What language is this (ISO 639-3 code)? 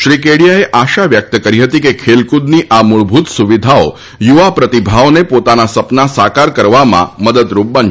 guj